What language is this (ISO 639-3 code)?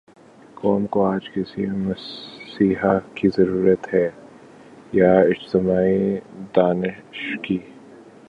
urd